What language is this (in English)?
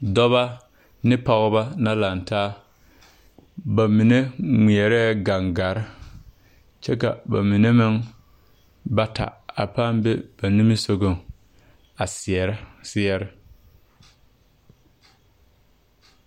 Southern Dagaare